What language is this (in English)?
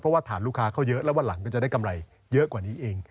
Thai